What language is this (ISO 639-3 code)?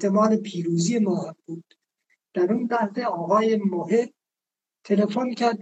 fas